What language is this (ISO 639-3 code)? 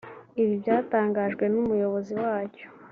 kin